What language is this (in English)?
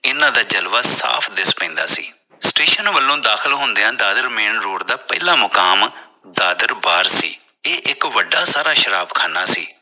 Punjabi